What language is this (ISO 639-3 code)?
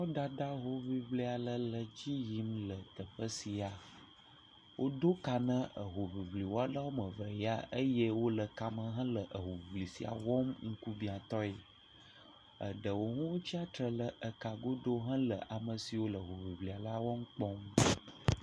ewe